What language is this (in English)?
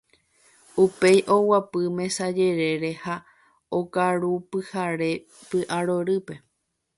Guarani